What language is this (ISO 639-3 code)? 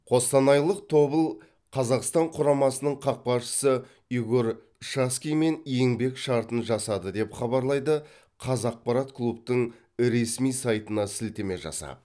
kaz